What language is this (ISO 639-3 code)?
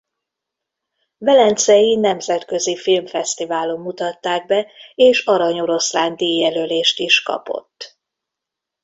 hun